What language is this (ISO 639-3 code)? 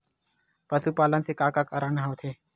hne